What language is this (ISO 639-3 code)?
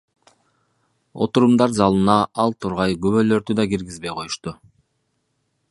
kir